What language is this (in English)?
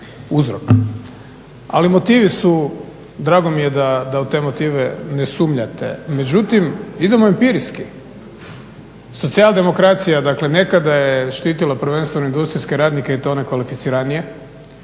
Croatian